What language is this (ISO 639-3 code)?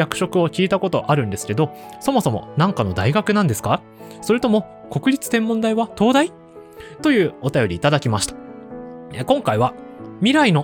jpn